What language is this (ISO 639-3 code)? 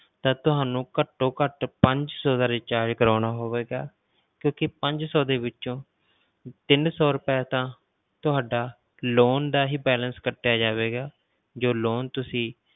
pan